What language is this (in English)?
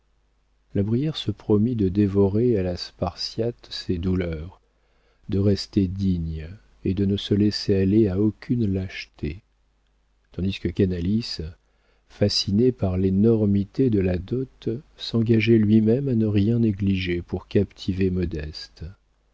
French